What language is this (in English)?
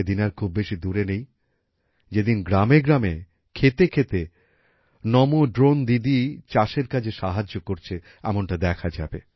Bangla